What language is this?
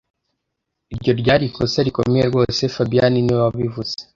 Kinyarwanda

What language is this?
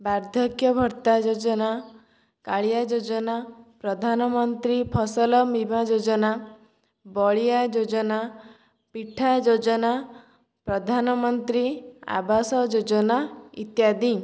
Odia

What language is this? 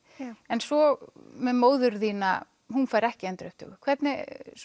Icelandic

